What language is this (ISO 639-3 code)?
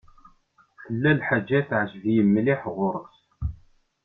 kab